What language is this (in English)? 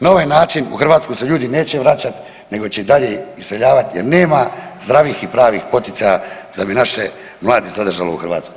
Croatian